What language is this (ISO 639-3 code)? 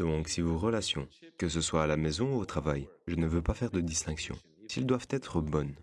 fra